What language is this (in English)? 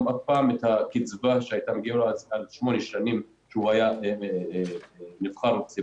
Hebrew